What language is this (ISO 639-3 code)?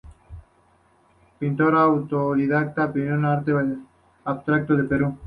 spa